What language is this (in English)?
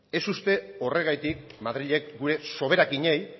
Basque